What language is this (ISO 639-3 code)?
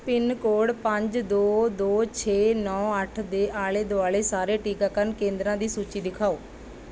pan